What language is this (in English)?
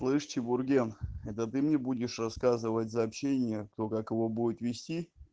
Russian